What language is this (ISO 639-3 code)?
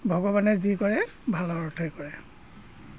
asm